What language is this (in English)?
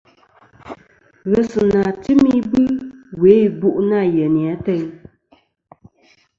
Kom